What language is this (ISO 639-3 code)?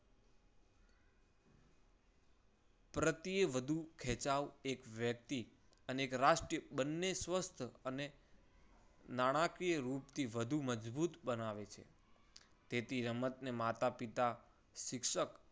guj